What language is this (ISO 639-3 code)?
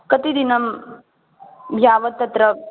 san